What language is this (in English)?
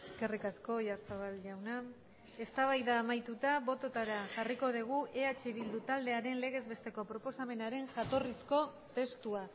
Basque